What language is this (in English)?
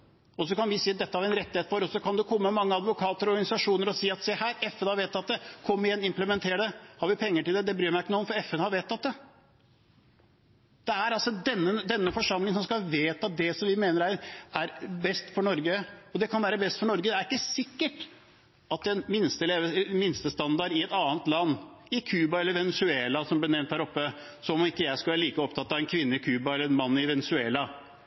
Norwegian Bokmål